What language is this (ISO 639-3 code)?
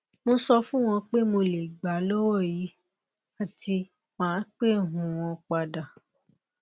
yor